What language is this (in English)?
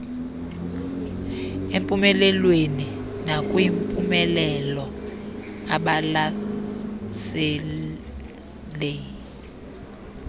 Xhosa